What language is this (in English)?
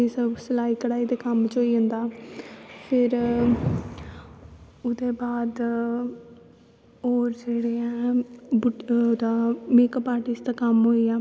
Dogri